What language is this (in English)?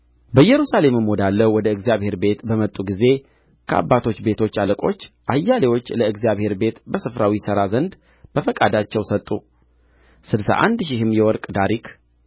Amharic